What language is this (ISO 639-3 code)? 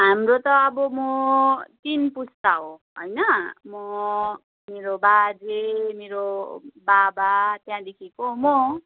nep